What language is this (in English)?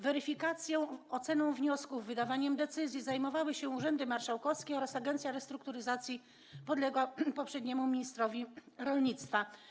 Polish